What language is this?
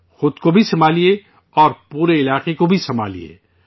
Urdu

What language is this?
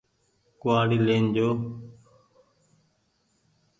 Goaria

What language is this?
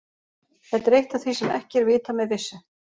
Icelandic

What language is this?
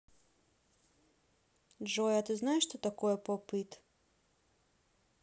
Russian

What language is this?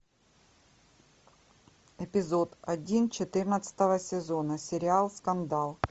Russian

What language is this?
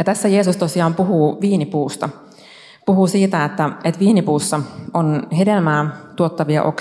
Finnish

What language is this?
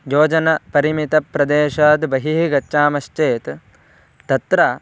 Sanskrit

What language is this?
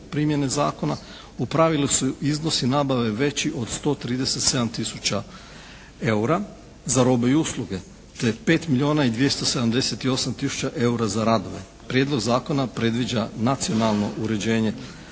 Croatian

